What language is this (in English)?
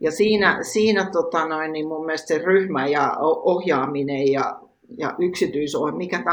Finnish